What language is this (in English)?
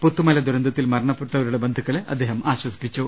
Malayalam